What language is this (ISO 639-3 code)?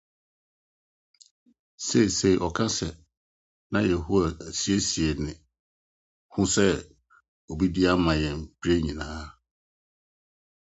aka